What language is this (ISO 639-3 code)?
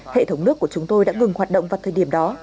vie